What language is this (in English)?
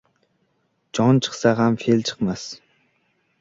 Uzbek